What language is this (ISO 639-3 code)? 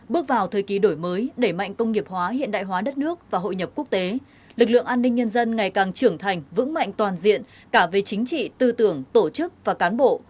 vie